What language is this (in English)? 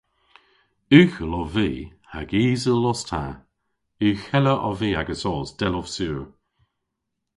Cornish